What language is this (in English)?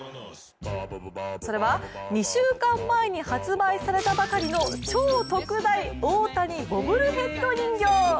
Japanese